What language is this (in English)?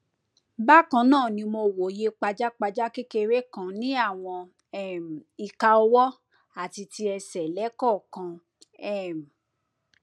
Yoruba